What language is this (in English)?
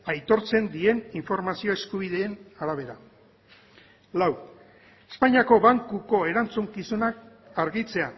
Basque